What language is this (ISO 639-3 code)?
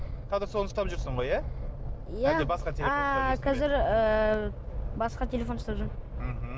kaz